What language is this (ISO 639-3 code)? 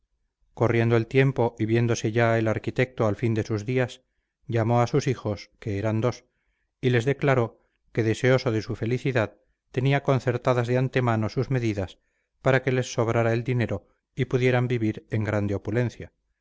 spa